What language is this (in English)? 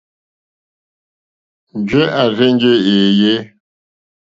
Mokpwe